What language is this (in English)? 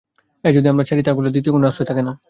Bangla